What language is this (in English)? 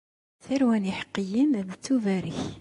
Kabyle